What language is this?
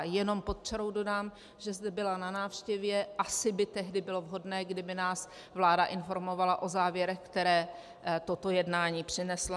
Czech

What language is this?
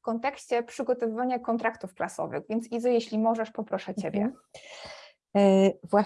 Polish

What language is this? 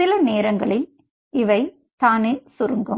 Tamil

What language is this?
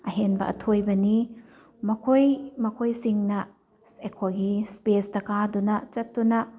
Manipuri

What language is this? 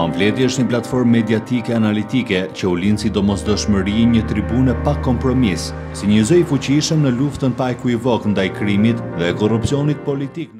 Romanian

